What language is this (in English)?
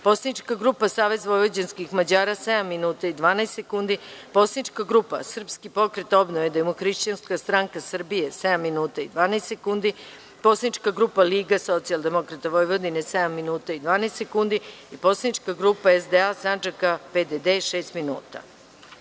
Serbian